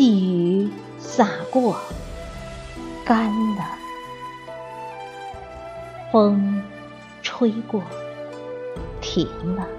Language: Chinese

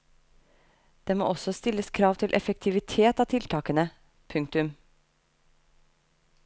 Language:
Norwegian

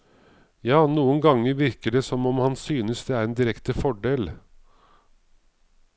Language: Norwegian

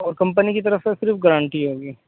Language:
Urdu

